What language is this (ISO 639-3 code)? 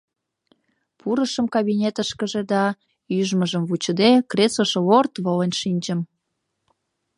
chm